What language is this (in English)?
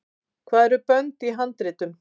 Icelandic